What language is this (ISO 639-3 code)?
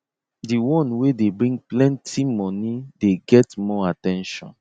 pcm